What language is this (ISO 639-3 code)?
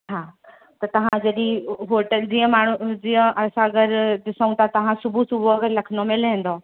snd